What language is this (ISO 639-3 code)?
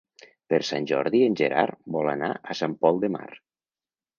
cat